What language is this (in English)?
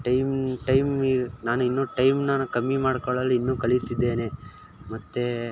Kannada